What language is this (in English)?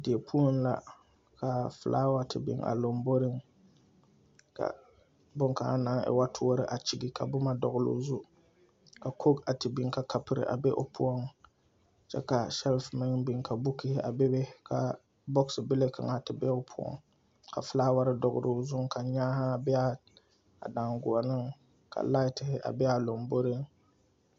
Southern Dagaare